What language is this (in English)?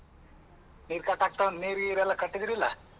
Kannada